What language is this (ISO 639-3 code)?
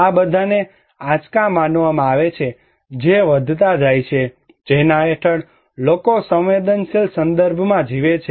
guj